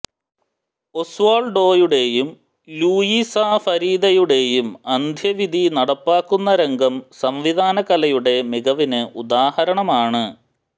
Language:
Malayalam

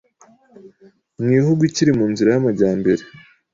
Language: Kinyarwanda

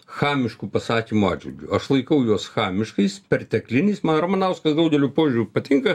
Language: Lithuanian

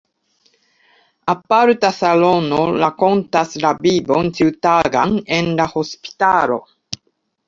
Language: Esperanto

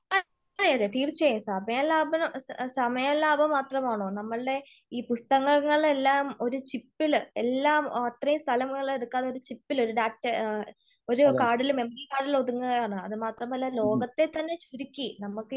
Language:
Malayalam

